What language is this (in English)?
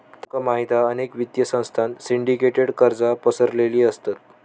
Marathi